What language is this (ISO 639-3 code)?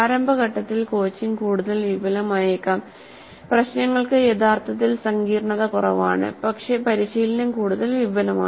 mal